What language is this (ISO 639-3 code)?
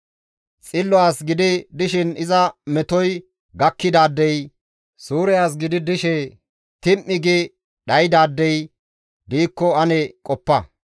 gmv